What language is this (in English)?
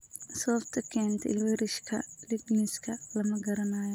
Somali